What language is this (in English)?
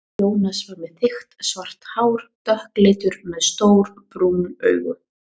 Icelandic